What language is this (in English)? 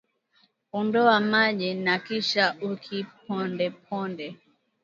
Swahili